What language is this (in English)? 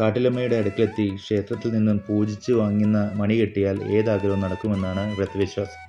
Malayalam